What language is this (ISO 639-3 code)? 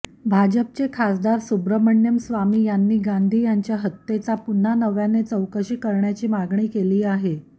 mar